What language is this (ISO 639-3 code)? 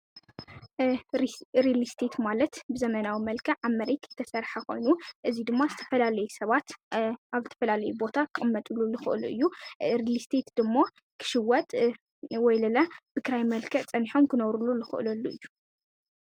tir